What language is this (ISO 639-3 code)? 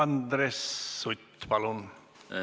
est